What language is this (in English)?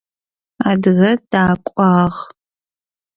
Adyghe